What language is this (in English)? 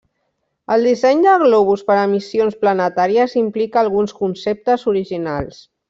Catalan